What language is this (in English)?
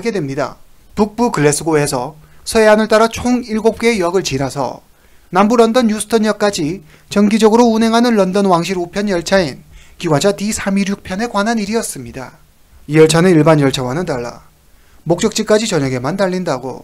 Korean